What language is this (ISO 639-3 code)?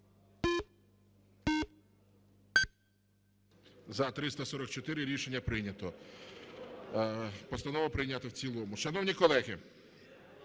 ukr